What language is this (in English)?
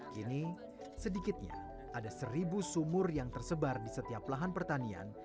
Indonesian